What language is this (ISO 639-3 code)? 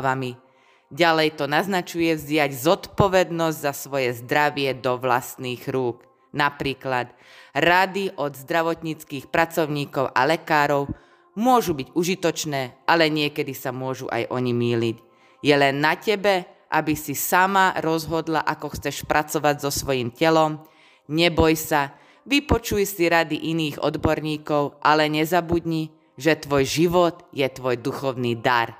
slk